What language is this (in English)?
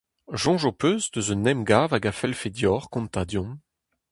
Breton